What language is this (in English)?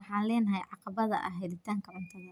Somali